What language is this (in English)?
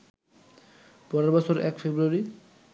Bangla